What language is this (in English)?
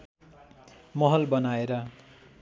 Nepali